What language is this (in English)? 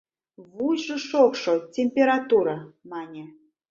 Mari